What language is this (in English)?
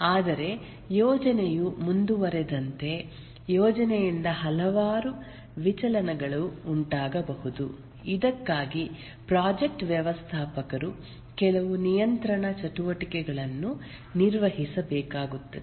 Kannada